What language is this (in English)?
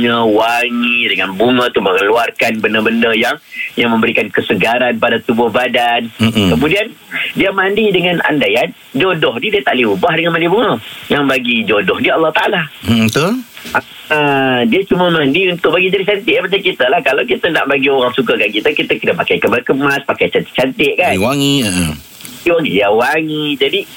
Malay